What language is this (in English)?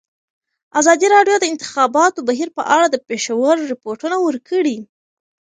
Pashto